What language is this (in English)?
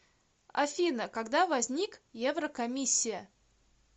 Russian